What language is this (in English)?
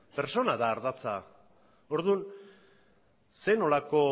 Basque